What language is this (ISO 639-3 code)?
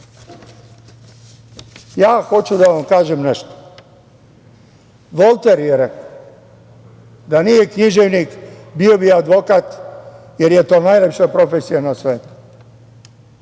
srp